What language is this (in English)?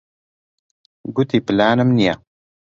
Central Kurdish